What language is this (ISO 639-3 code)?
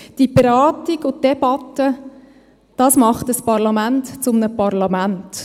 gsw